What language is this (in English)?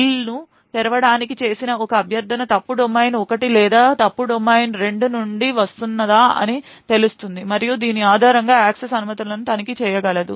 Telugu